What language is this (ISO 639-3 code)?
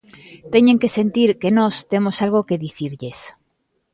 glg